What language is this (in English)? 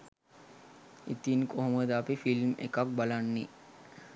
Sinhala